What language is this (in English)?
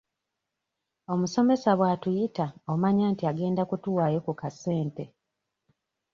Ganda